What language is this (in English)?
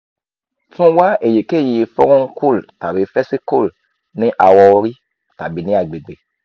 Yoruba